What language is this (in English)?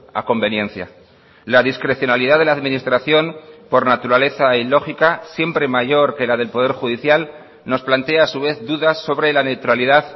Spanish